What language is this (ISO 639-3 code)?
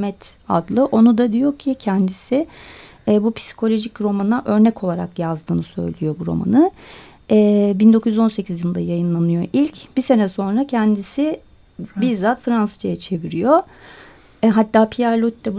tur